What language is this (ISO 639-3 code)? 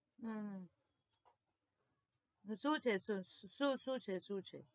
guj